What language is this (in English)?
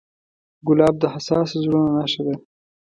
Pashto